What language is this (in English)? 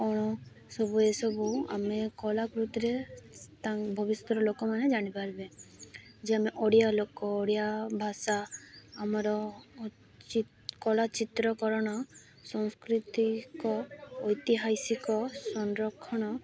Odia